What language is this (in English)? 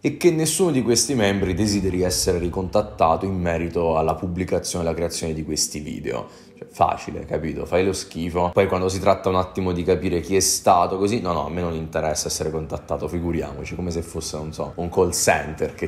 Italian